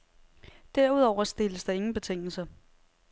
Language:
Danish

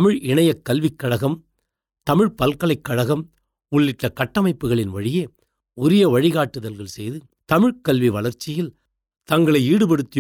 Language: Tamil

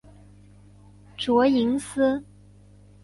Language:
Chinese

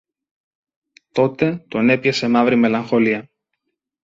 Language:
Greek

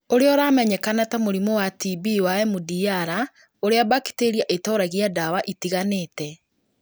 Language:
Kikuyu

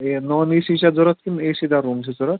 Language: Kashmiri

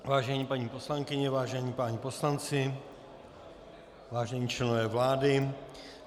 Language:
Czech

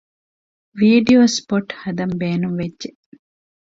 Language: Divehi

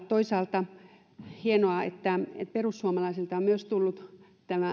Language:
Finnish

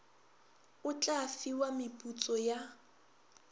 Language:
Northern Sotho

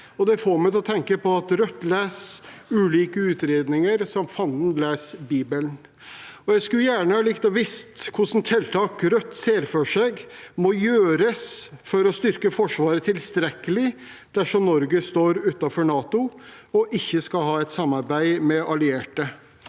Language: Norwegian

